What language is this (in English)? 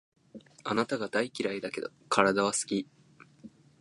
Japanese